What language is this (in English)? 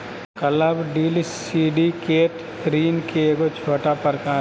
Magahi